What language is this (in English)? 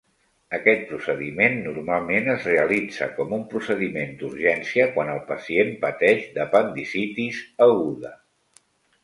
Catalan